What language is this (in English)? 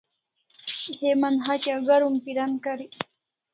Kalasha